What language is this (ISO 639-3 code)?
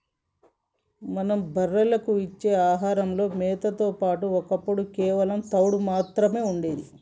tel